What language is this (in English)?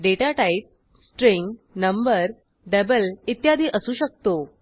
Marathi